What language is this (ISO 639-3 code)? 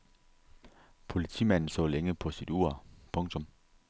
dan